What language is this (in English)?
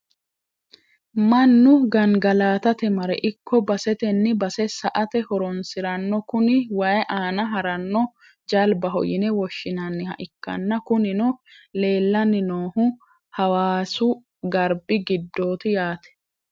Sidamo